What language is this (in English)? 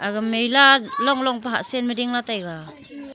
Wancho Naga